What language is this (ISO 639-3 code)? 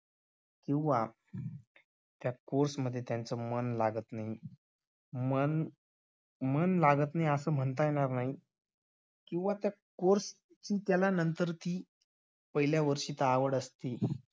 mar